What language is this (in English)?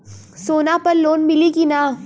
Bhojpuri